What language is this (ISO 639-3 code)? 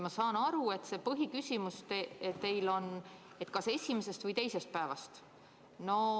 est